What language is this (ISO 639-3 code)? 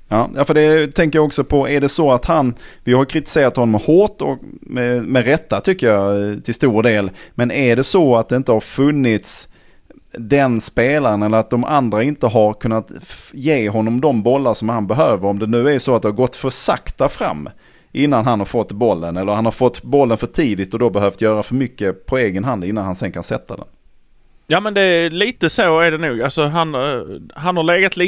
swe